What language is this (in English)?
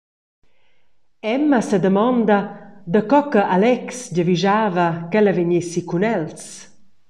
Romansh